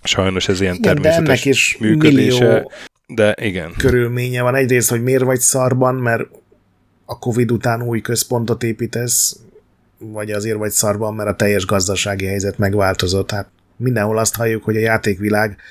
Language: Hungarian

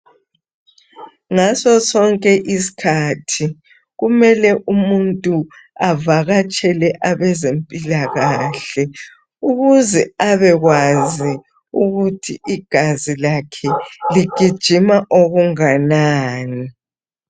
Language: North Ndebele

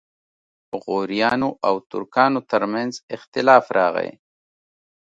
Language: Pashto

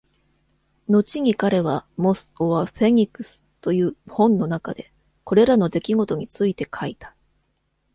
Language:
Japanese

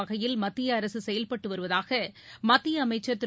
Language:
Tamil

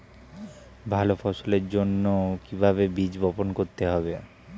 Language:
Bangla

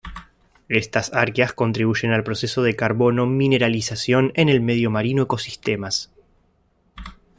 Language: Spanish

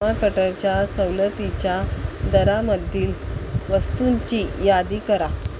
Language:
Marathi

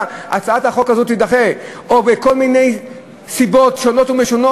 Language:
Hebrew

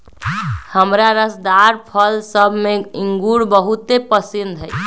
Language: Magahi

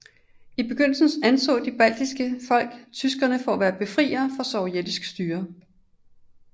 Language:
Danish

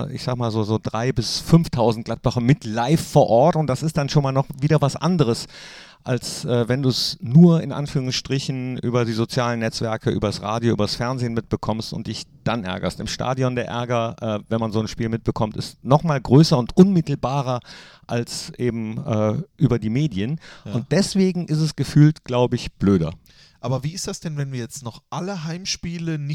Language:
German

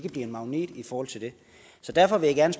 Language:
Danish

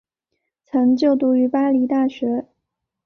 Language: Chinese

